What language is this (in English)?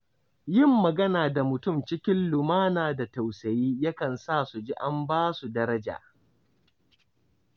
Hausa